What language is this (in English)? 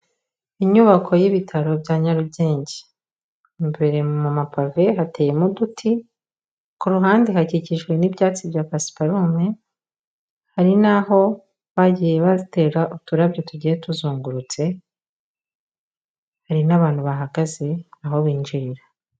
Kinyarwanda